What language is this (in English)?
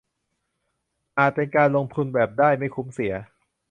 Thai